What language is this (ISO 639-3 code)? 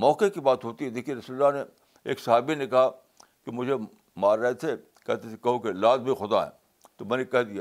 urd